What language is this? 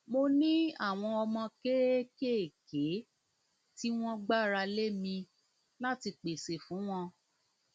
Yoruba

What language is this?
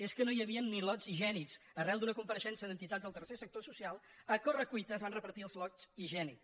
Catalan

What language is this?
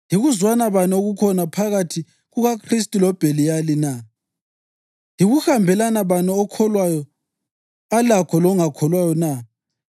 North Ndebele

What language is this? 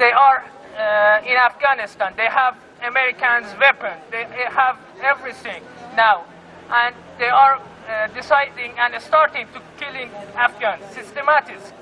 French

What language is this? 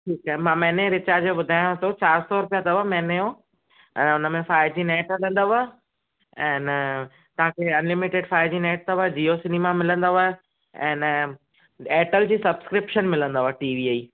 Sindhi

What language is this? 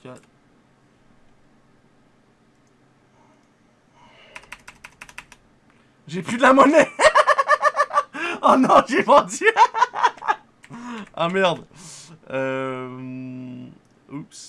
French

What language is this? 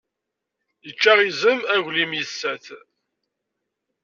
Kabyle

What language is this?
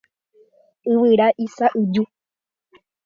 Guarani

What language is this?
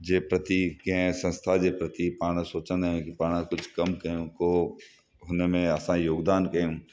Sindhi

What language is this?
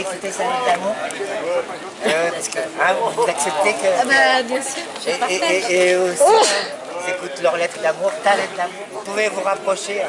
French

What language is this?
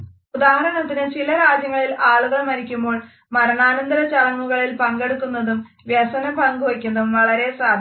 Malayalam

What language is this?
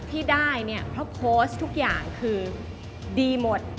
Thai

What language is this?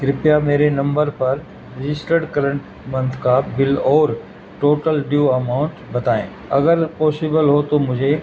Urdu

